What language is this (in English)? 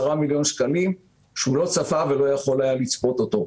Hebrew